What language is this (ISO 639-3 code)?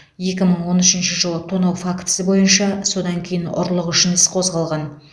kaz